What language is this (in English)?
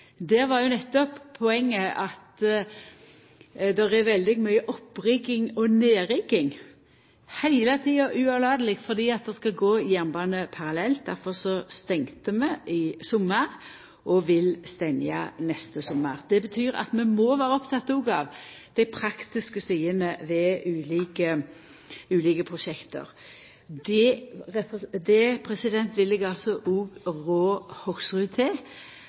Norwegian Nynorsk